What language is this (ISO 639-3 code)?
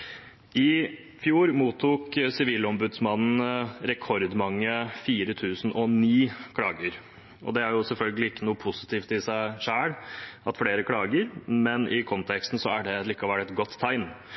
nob